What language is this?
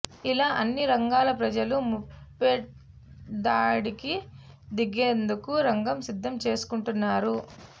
Telugu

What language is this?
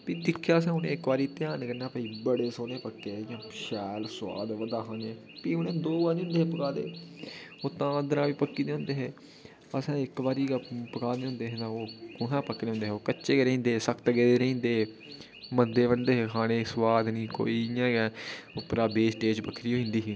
Dogri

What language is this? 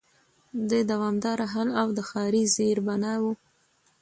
Pashto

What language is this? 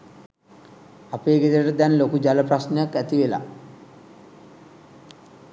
Sinhala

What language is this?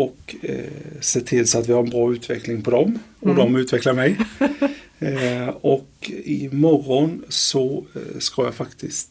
Swedish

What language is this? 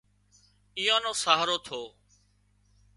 Wadiyara Koli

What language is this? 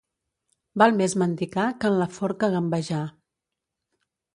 Catalan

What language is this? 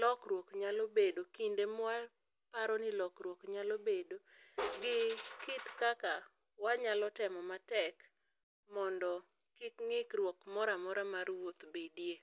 Luo (Kenya and Tanzania)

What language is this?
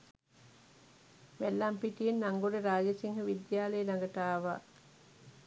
Sinhala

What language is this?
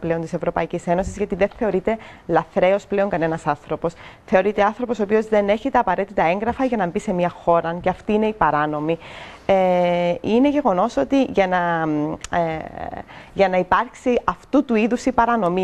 Greek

